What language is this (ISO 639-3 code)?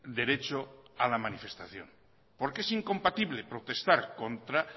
spa